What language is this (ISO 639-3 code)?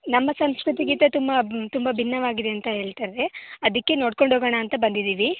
kan